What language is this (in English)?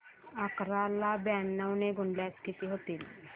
Marathi